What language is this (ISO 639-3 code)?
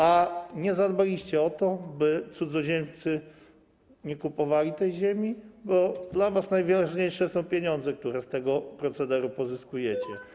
pol